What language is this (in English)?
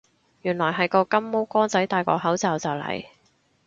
Cantonese